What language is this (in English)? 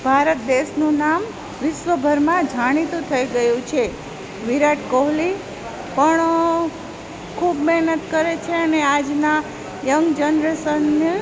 Gujarati